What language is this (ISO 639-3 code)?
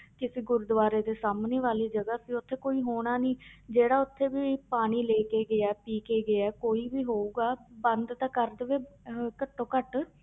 pan